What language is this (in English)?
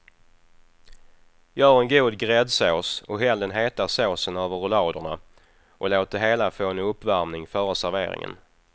Swedish